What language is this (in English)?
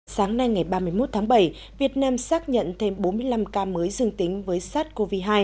Vietnamese